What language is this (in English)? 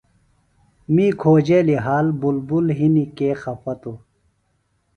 Phalura